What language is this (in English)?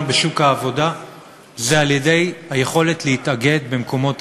Hebrew